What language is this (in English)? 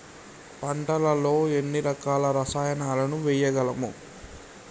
Telugu